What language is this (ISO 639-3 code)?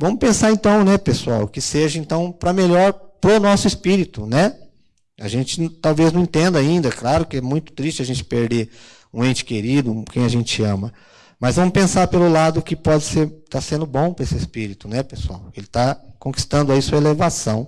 por